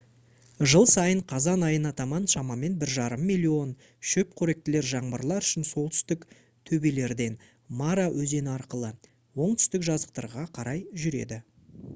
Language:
Kazakh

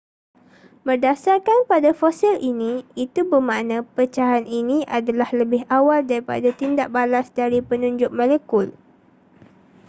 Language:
Malay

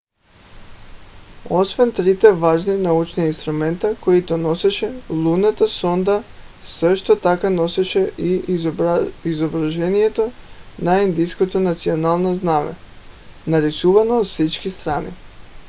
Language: Bulgarian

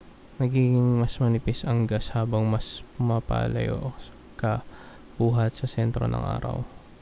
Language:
Filipino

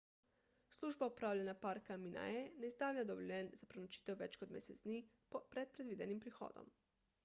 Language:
Slovenian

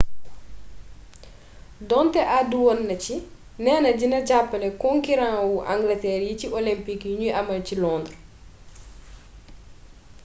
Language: Wolof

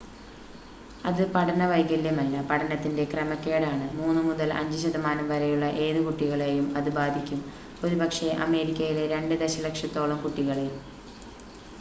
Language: Malayalam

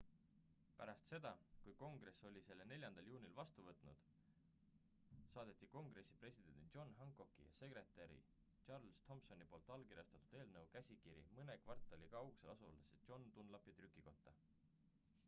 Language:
Estonian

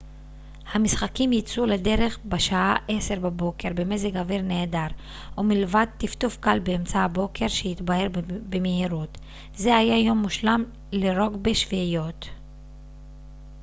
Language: Hebrew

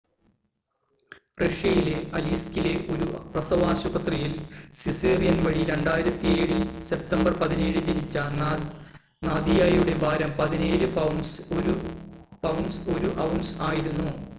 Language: Malayalam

